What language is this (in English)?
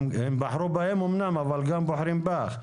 Hebrew